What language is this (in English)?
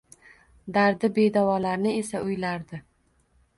Uzbek